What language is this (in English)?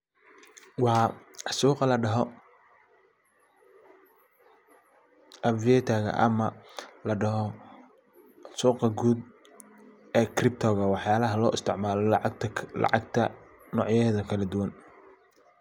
Somali